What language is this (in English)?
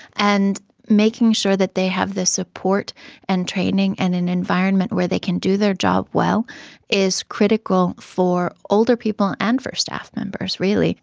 English